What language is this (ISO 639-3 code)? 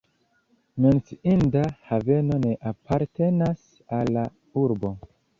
epo